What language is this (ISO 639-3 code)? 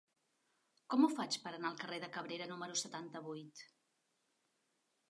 cat